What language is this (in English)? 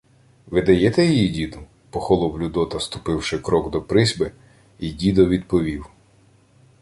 Ukrainian